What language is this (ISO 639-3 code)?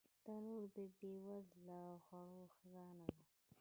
pus